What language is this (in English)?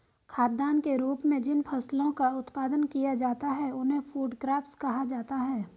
Hindi